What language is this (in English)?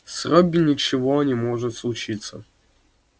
Russian